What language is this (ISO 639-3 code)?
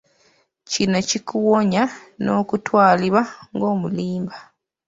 lug